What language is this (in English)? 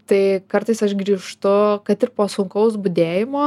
Lithuanian